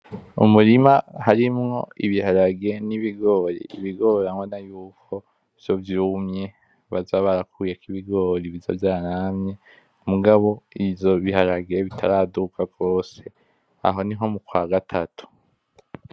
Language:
Rundi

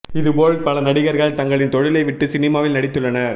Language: Tamil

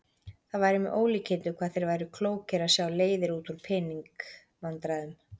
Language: Icelandic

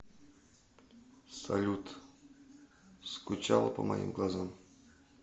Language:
Russian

